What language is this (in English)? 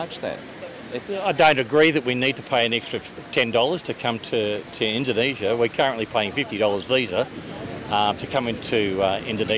Indonesian